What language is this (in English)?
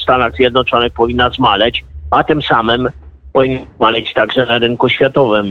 Polish